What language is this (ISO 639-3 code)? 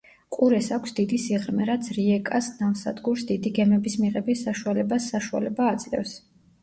kat